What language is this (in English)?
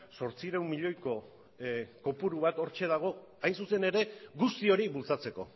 Basque